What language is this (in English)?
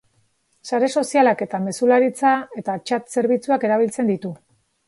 Basque